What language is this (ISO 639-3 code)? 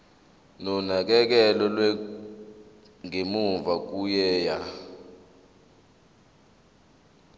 zul